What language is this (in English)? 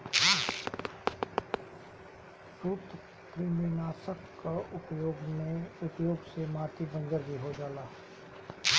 Bhojpuri